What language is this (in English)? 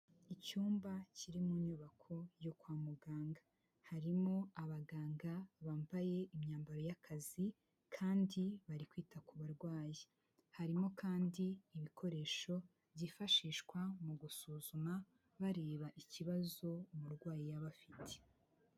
Kinyarwanda